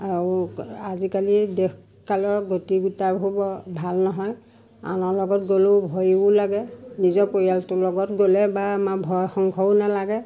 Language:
Assamese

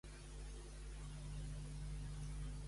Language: Catalan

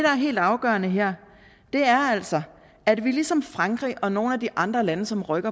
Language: Danish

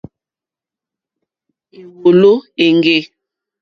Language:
Mokpwe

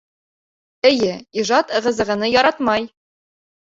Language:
Bashkir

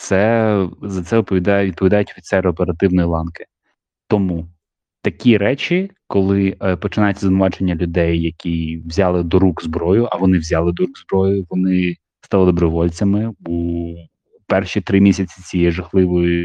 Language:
Ukrainian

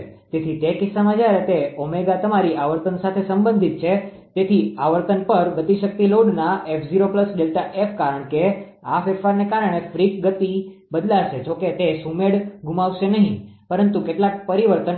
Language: Gujarati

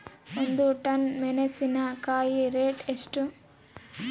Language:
Kannada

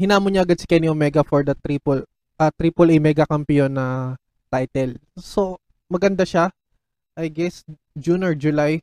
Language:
Filipino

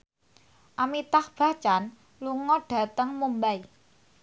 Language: Javanese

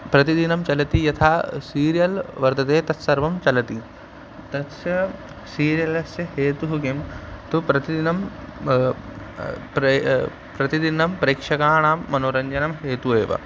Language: Sanskrit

